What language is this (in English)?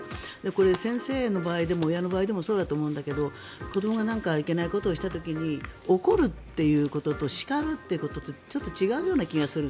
Japanese